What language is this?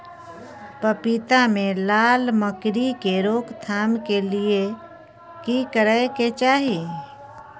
Maithili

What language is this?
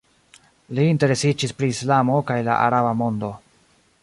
Esperanto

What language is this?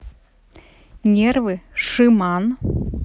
Russian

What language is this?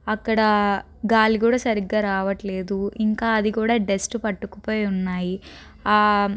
Telugu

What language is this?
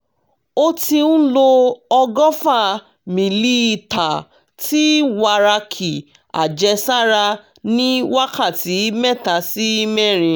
Yoruba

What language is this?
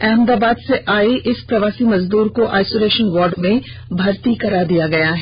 Hindi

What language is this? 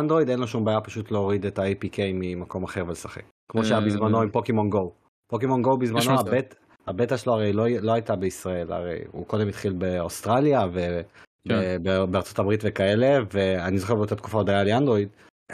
Hebrew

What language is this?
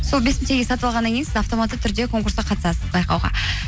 Kazakh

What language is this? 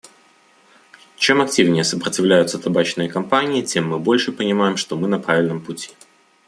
Russian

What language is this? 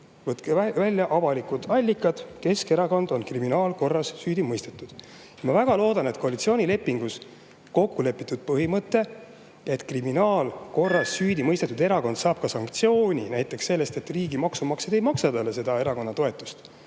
Estonian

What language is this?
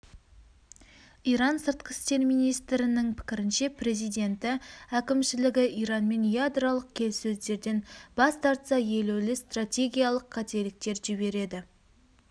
Kazakh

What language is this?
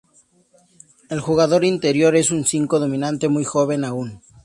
Spanish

